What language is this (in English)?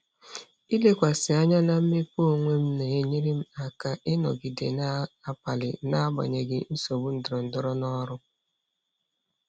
Igbo